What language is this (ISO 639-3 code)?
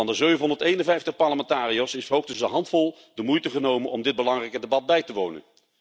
nld